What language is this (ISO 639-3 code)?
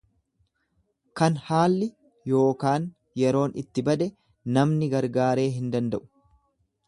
orm